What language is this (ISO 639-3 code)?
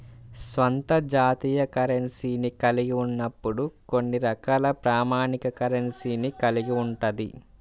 tel